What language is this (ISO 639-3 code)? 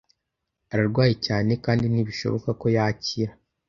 kin